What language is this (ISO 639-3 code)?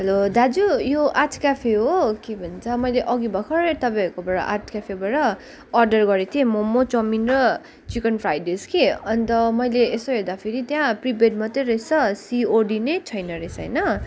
nep